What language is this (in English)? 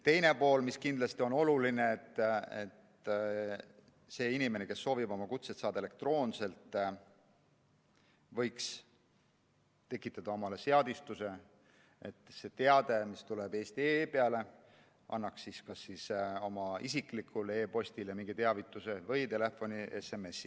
Estonian